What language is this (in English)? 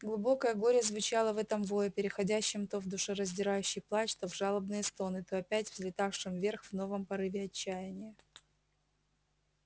Russian